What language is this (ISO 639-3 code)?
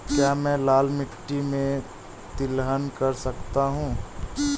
hin